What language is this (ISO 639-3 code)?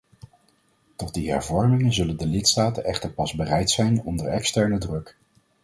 nld